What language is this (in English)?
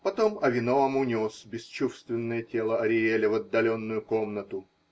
Russian